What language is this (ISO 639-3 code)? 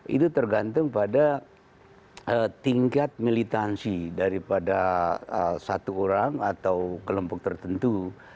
ind